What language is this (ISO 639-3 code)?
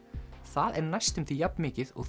isl